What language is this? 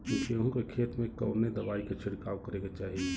Bhojpuri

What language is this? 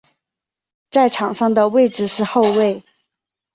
Chinese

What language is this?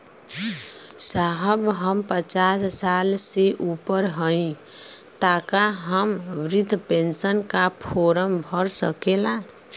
Bhojpuri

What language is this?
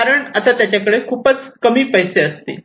Marathi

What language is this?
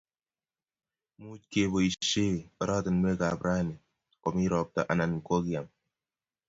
Kalenjin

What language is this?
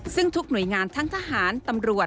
Thai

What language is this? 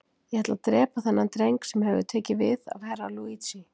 Icelandic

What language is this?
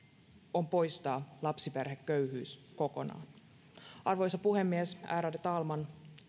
Finnish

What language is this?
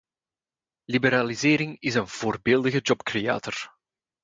Dutch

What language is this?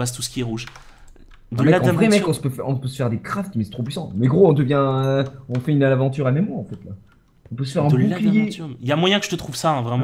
French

